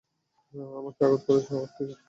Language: Bangla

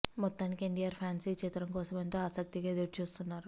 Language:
Telugu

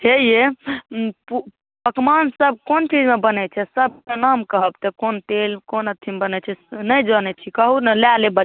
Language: Maithili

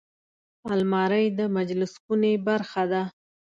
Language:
Pashto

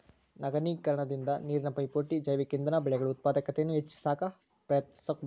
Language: Kannada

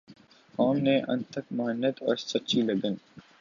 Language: Urdu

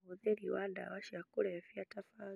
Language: Kikuyu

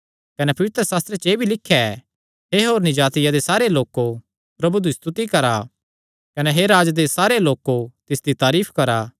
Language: Kangri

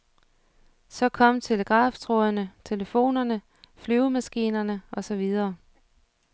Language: Danish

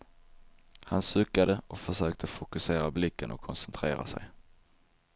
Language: Swedish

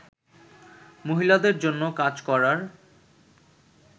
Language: Bangla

